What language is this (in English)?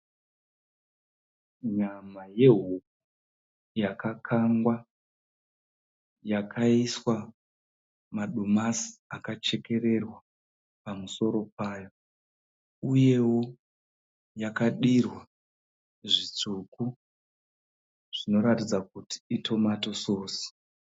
Shona